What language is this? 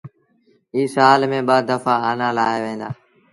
Sindhi Bhil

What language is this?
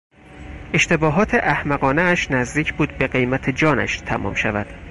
Persian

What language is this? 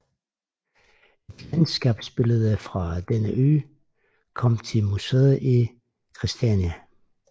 Danish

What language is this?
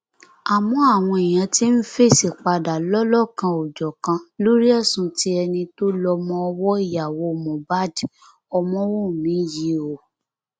Yoruba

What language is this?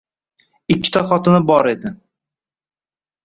Uzbek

